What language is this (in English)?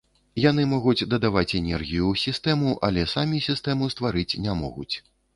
Belarusian